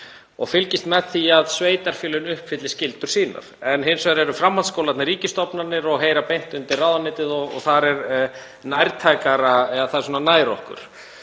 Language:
Icelandic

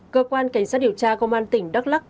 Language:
Vietnamese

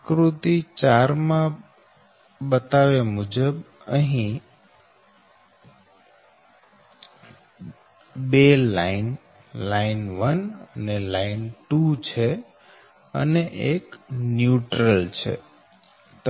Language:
Gujarati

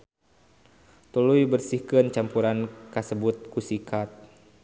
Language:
Sundanese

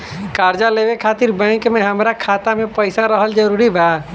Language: Bhojpuri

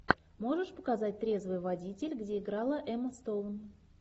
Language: Russian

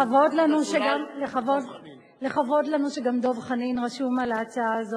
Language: Hebrew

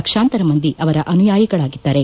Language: Kannada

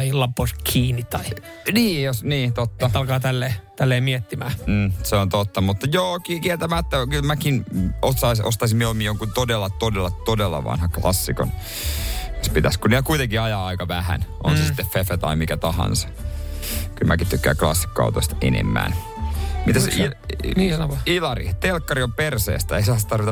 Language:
Finnish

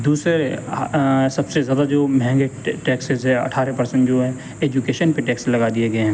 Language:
Urdu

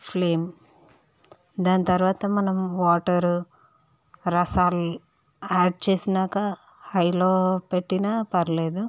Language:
Telugu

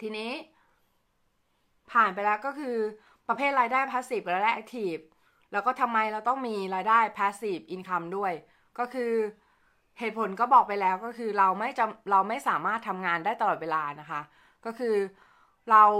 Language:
Thai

